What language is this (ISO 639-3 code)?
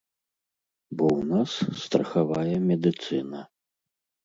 bel